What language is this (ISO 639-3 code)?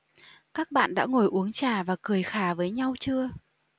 vie